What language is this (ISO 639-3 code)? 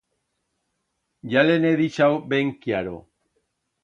arg